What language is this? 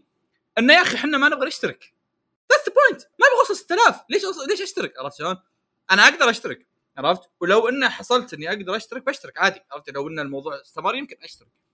Arabic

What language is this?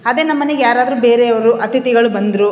Kannada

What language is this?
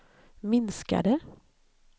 Swedish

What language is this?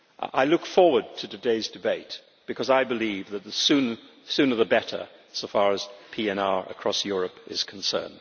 English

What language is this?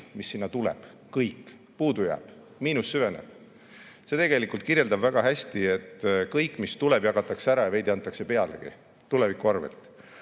Estonian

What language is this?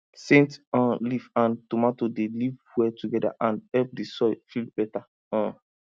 Nigerian Pidgin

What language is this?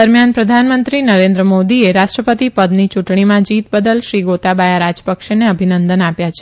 Gujarati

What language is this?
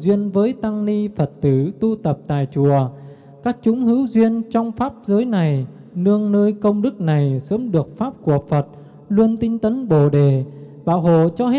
Vietnamese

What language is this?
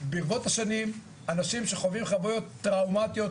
Hebrew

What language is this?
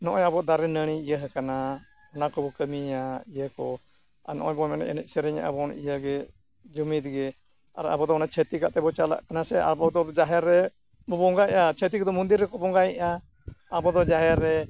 Santali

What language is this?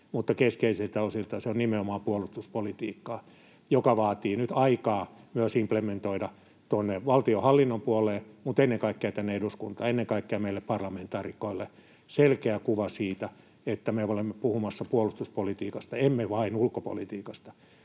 Finnish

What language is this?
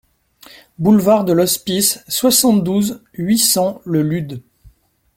French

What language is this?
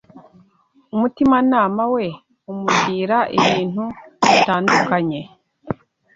Kinyarwanda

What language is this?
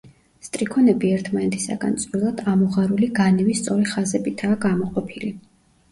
Georgian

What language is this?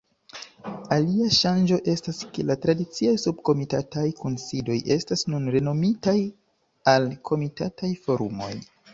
Esperanto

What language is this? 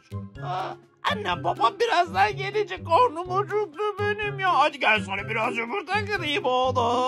Turkish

